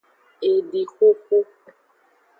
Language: Aja (Benin)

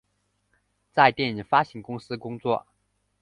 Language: Chinese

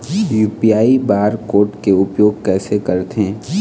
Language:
Chhattisgarhi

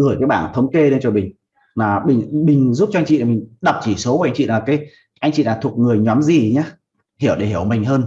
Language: Vietnamese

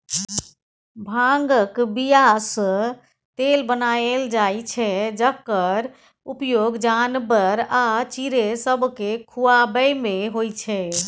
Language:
Maithili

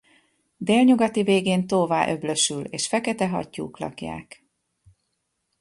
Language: Hungarian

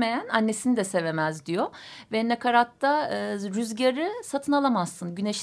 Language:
Turkish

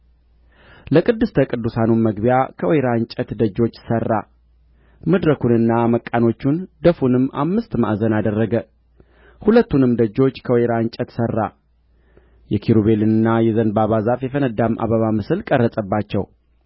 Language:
Amharic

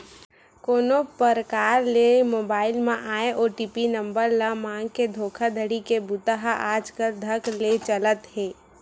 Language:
Chhattisgarhi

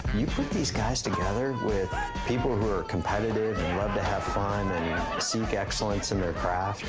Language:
English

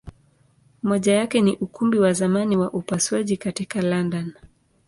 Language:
Swahili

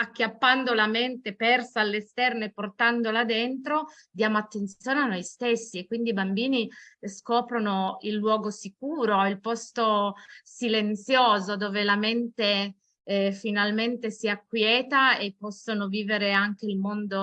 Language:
Italian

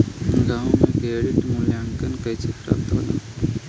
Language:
Bhojpuri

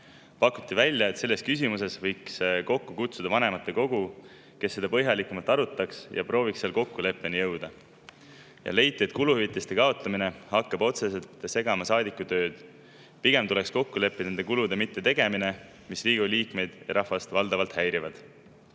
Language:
Estonian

